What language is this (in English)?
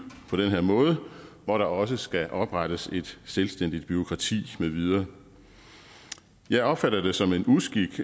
Danish